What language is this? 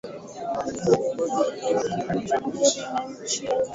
Swahili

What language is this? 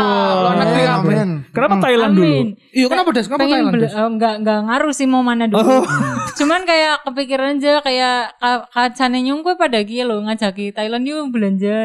Indonesian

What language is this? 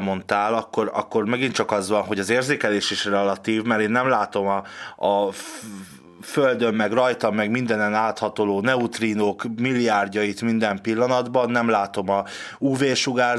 Hungarian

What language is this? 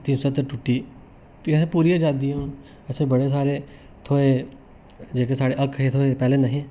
Dogri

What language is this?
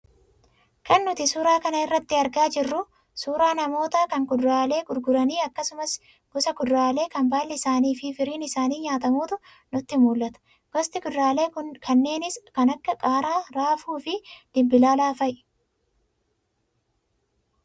Oromo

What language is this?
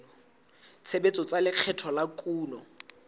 Southern Sotho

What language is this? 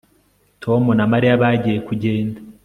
Kinyarwanda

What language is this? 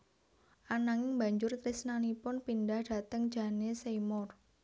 Javanese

